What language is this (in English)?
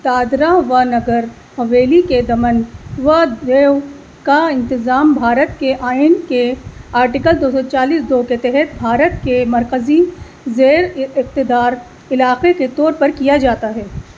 Urdu